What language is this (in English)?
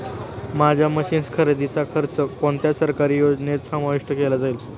Marathi